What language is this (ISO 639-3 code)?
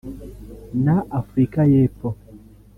kin